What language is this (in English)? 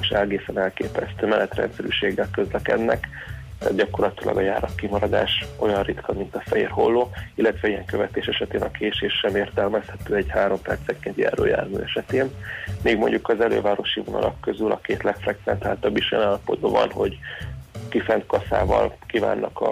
Hungarian